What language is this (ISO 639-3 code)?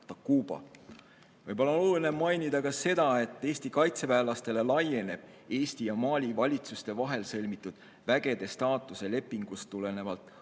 est